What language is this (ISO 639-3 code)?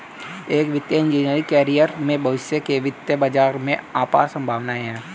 hin